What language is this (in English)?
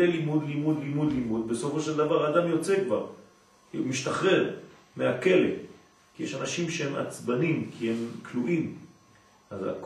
Hebrew